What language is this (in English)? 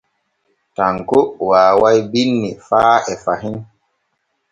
Borgu Fulfulde